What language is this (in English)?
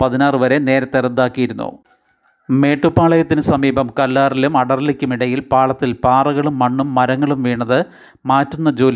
Malayalam